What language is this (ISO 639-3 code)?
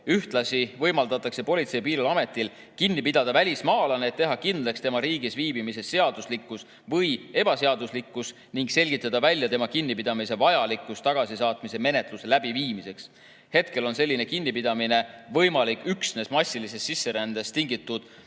est